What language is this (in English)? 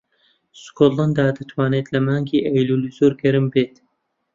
Central Kurdish